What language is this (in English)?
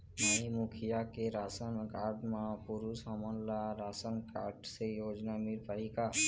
Chhattisgarhi